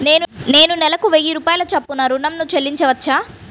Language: Telugu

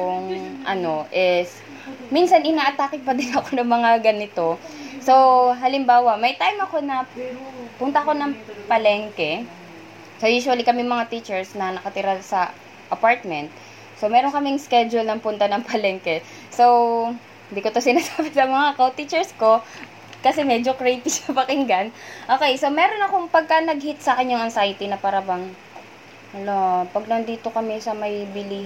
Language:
Filipino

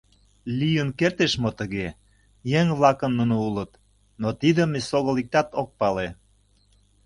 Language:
Mari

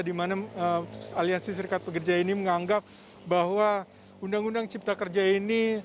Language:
Indonesian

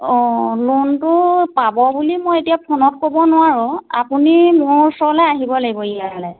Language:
Assamese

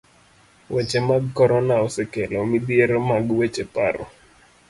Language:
Luo (Kenya and Tanzania)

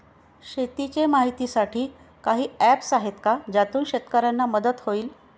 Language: Marathi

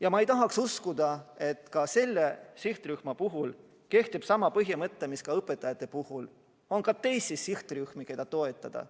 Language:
Estonian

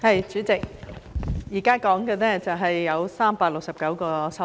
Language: Cantonese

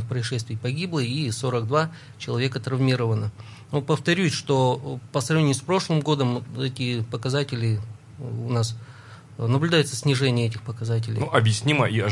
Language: Russian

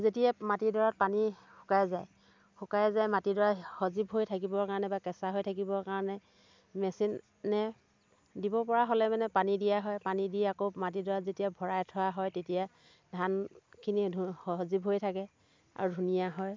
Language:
Assamese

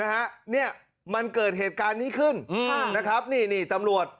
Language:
Thai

